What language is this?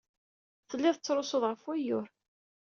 Kabyle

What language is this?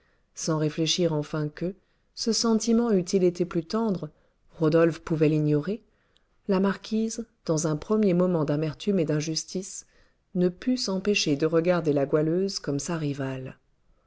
French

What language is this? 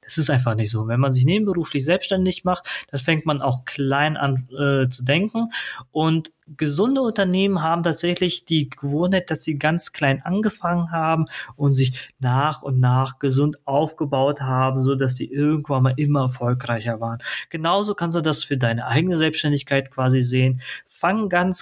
German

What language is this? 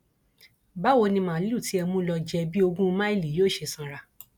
Yoruba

